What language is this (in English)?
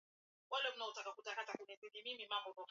Swahili